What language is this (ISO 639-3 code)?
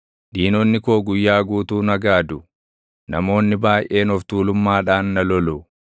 orm